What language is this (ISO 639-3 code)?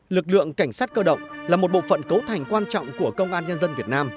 vie